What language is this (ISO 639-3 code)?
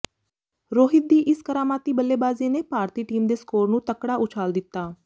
pan